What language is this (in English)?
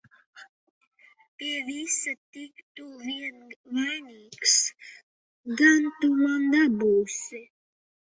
Latvian